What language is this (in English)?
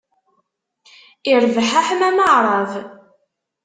Kabyle